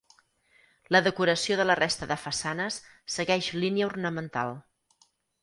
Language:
Catalan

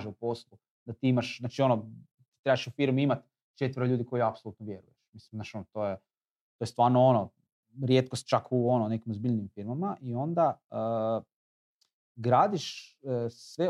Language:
Croatian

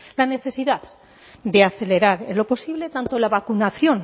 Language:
Spanish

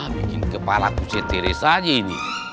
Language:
Indonesian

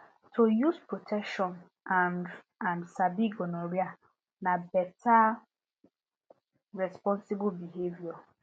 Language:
Nigerian Pidgin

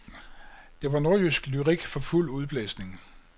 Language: Danish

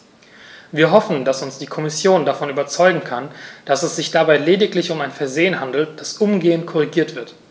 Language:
German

